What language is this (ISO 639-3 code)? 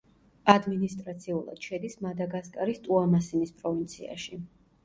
kat